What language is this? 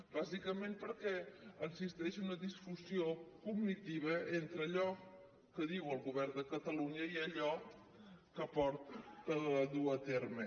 Catalan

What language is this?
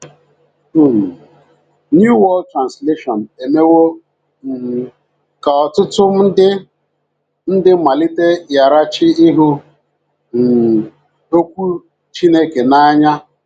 Igbo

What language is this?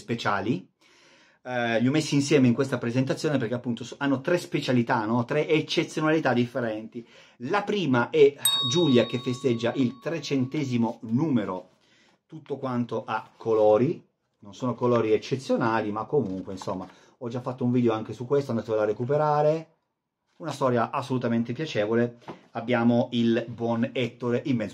Italian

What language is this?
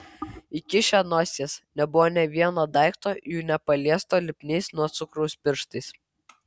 Lithuanian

